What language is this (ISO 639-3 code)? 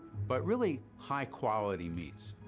eng